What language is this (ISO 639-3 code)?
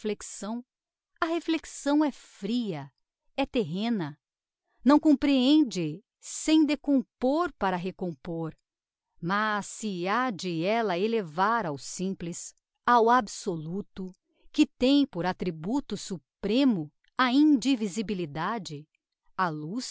por